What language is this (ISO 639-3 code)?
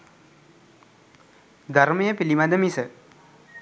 sin